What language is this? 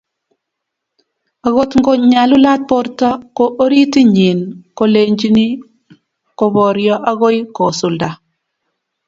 Kalenjin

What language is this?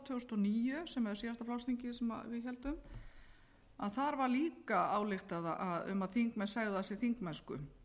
Icelandic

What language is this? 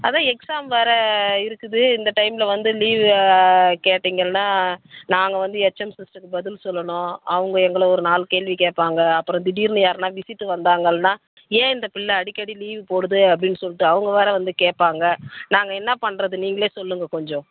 Tamil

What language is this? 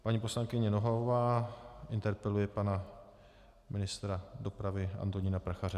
Czech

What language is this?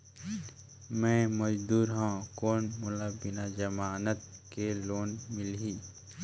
Chhattisgarhi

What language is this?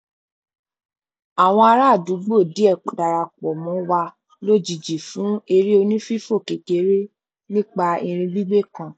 Yoruba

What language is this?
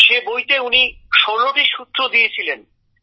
Bangla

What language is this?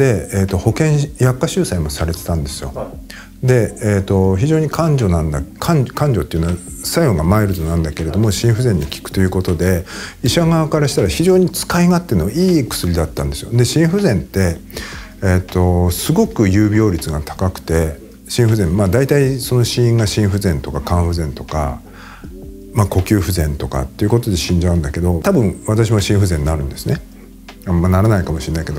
Japanese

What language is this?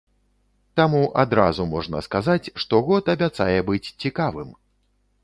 Belarusian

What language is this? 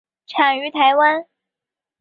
Chinese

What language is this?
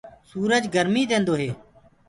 Gurgula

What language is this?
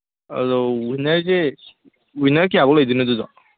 Manipuri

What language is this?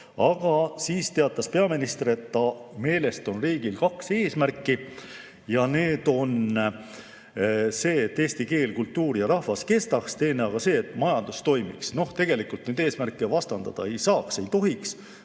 Estonian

